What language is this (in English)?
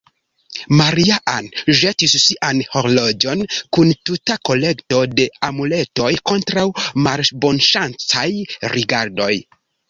Esperanto